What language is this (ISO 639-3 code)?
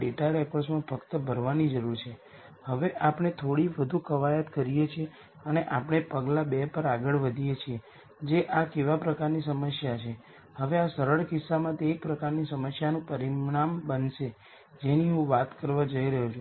guj